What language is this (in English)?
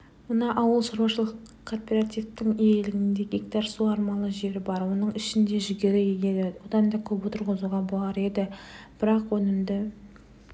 Kazakh